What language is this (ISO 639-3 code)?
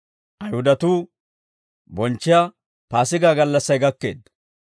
dwr